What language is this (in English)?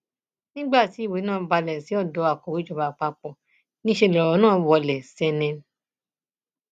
Yoruba